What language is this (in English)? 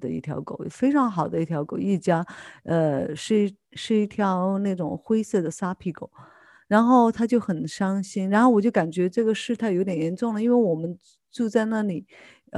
Chinese